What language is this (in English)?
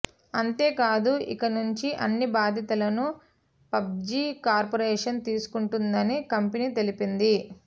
Telugu